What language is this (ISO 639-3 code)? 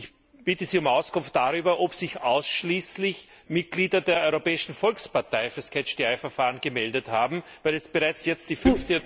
deu